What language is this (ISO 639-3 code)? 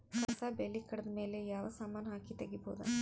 kan